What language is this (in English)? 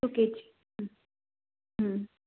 Sanskrit